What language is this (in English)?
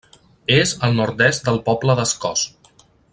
Catalan